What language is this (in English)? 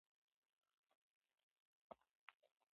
Pashto